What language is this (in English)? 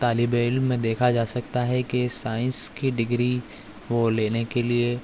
Urdu